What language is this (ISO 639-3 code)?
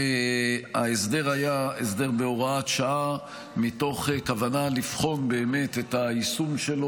heb